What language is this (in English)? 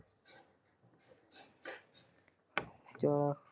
Punjabi